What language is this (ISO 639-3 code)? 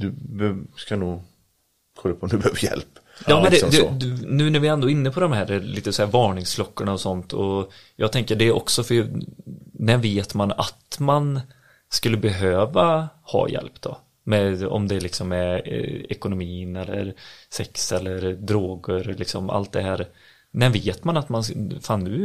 swe